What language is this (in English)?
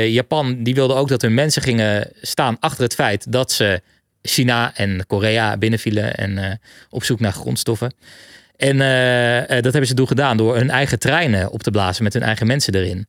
Dutch